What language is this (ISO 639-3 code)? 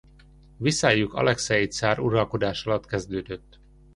hun